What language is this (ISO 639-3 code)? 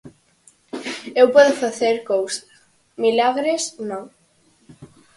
glg